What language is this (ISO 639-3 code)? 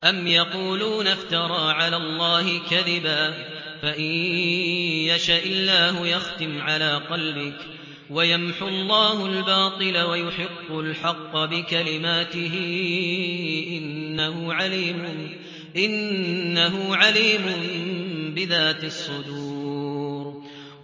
ara